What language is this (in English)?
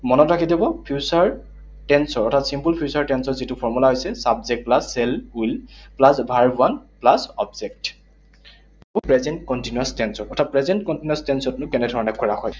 Assamese